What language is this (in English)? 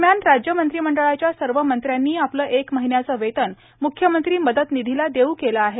Marathi